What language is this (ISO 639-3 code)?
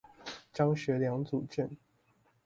zho